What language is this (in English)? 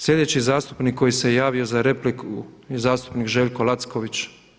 Croatian